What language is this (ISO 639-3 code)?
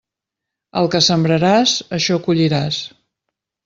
cat